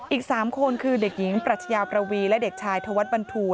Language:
Thai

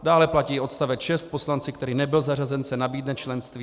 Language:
Czech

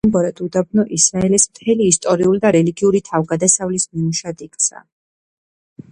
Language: Georgian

